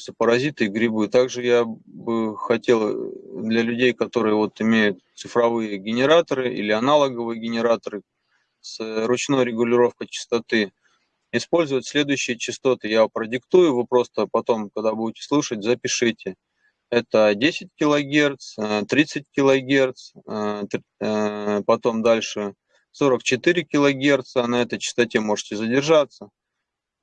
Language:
Russian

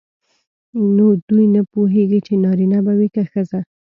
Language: Pashto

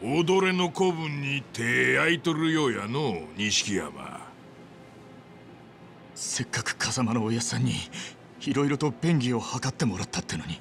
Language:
Japanese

